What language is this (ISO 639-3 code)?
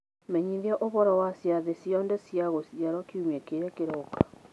kik